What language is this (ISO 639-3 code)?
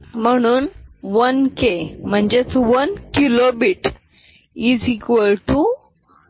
mar